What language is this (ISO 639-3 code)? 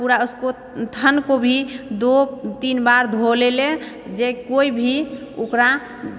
mai